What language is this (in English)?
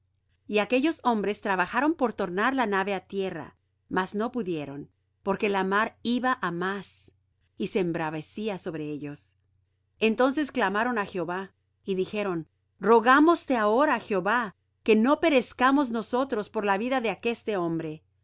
Spanish